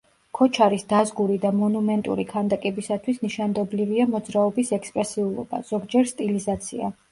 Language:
Georgian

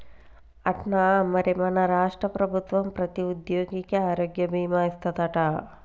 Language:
Telugu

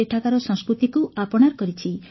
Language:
Odia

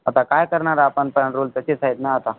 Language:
Marathi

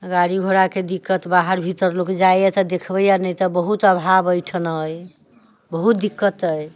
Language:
Maithili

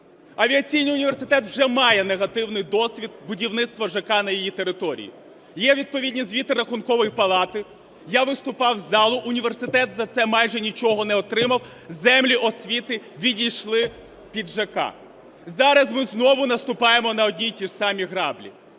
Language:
Ukrainian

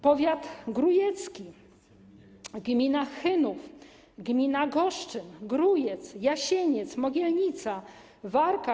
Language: Polish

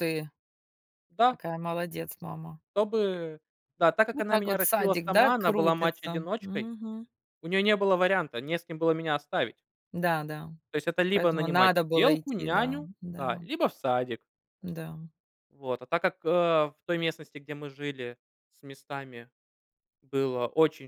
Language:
Russian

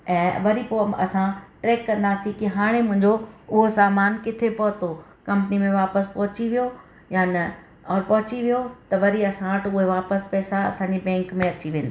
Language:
Sindhi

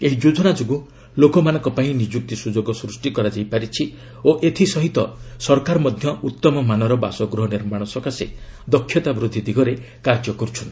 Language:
Odia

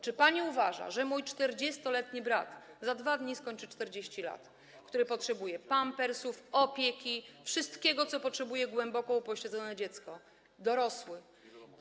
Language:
Polish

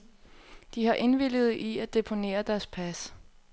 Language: Danish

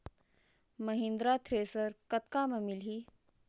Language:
Chhattisgarhi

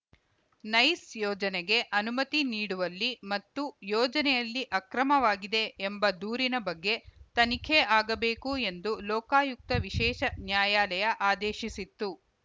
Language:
Kannada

